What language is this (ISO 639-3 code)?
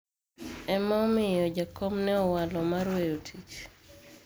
luo